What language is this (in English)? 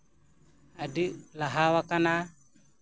Santali